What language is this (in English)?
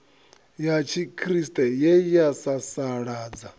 Venda